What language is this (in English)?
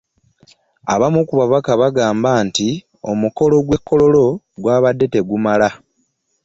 Ganda